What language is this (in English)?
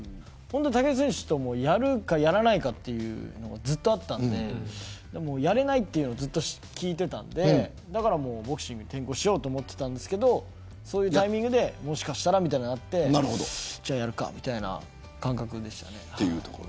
Japanese